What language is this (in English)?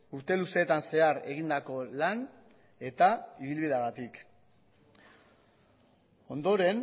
Basque